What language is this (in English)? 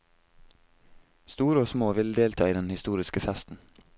Norwegian